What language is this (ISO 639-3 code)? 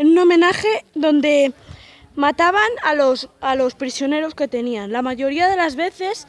spa